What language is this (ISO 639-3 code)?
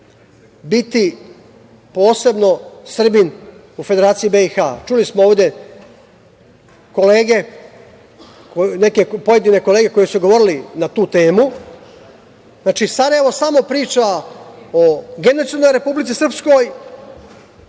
srp